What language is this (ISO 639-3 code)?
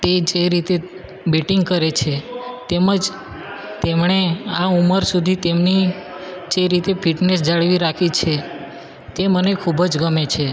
guj